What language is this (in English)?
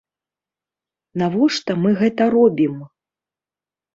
Belarusian